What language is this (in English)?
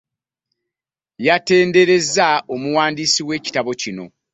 Ganda